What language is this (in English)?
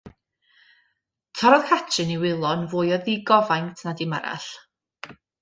Welsh